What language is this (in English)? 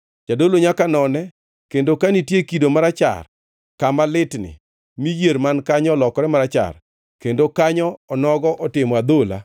Luo (Kenya and Tanzania)